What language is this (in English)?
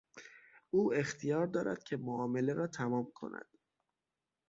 Persian